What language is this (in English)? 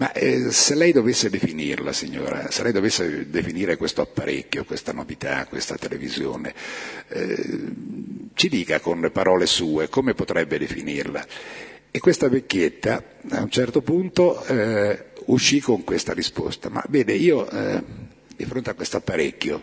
Italian